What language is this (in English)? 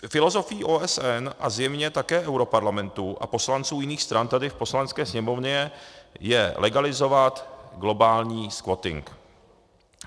Czech